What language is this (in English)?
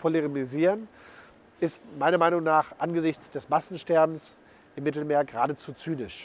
German